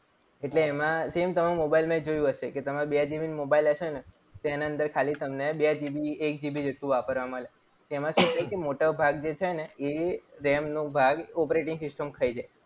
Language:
Gujarati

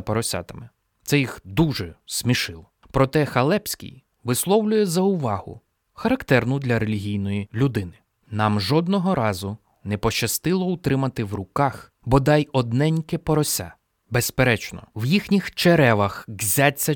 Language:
Ukrainian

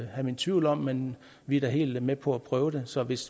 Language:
Danish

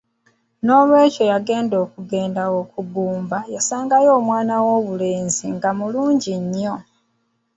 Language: Ganda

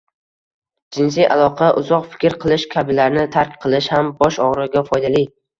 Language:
Uzbek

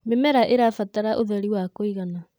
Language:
Kikuyu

